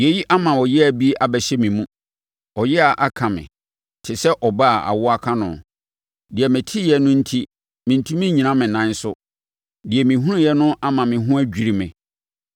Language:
Akan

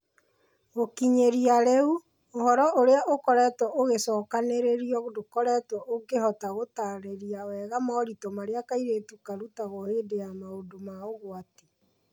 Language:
Kikuyu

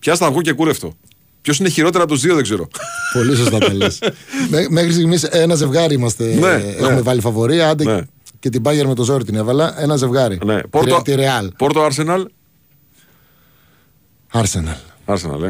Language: Greek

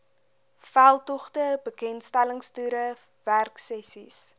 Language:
Afrikaans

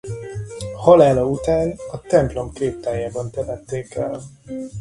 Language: Hungarian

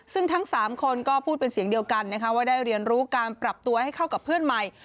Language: Thai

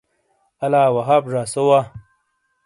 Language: Shina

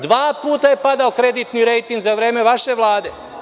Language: Serbian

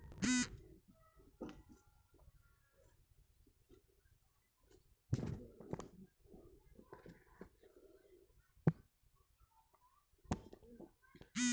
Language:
Bhojpuri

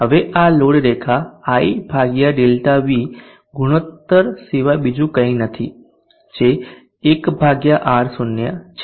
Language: Gujarati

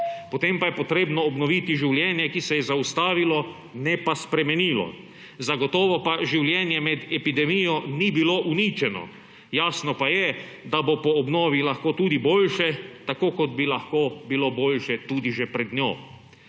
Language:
Slovenian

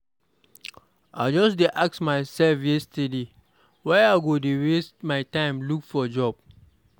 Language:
Nigerian Pidgin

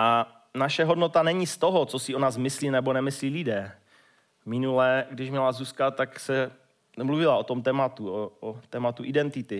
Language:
Czech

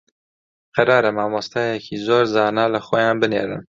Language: Central Kurdish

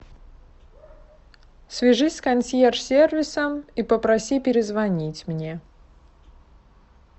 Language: Russian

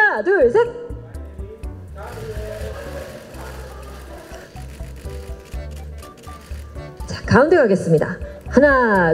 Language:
Korean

